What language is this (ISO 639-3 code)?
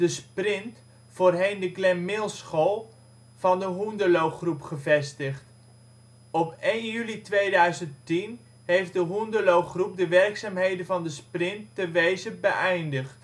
nld